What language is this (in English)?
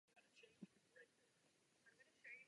Czech